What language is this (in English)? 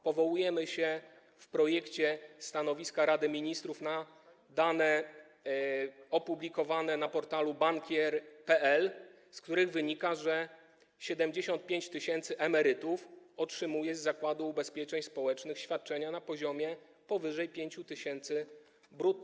Polish